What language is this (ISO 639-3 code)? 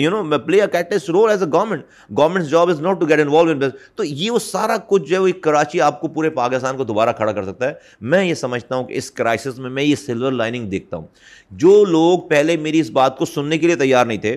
urd